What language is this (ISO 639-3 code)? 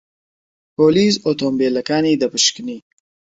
ckb